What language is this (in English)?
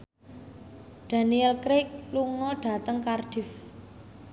Javanese